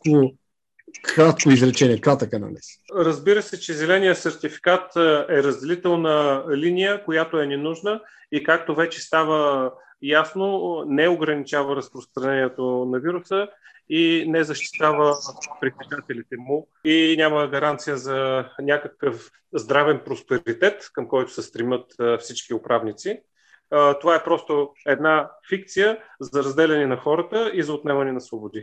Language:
Bulgarian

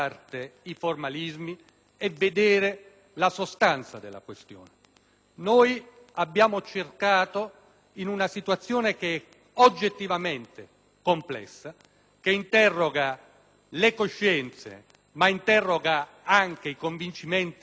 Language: Italian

